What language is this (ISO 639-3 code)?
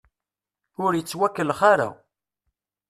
kab